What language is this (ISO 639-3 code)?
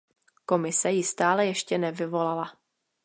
ces